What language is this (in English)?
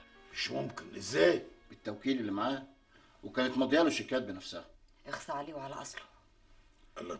Arabic